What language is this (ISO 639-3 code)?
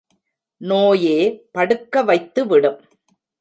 tam